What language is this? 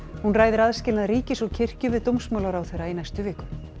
Icelandic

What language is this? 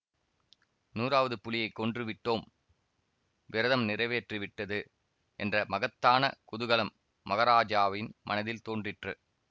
Tamil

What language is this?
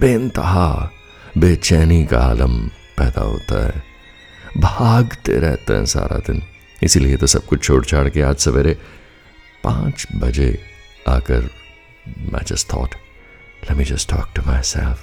Hindi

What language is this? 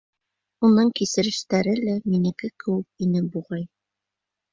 Bashkir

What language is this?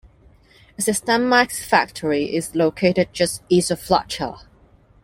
English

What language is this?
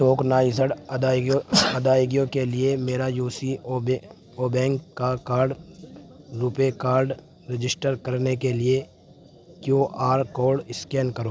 Urdu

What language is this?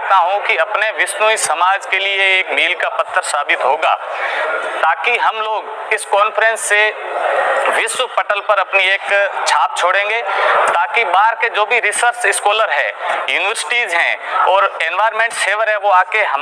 Hindi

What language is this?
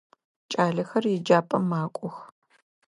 Adyghe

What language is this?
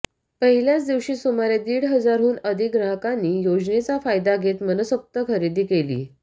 Marathi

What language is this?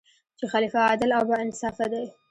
Pashto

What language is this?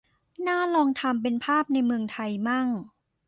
Thai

